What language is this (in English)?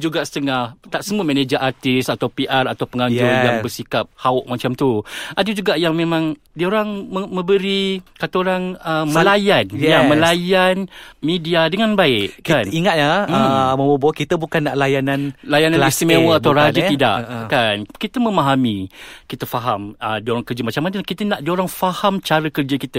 Malay